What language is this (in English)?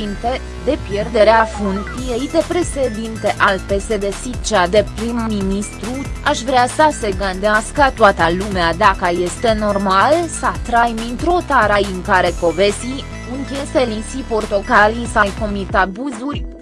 Romanian